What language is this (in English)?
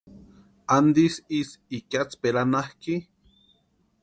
Western Highland Purepecha